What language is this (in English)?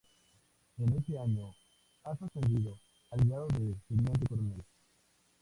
Spanish